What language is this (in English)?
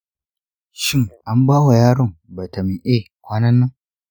Hausa